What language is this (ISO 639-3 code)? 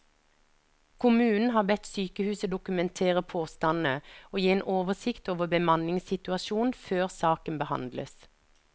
nor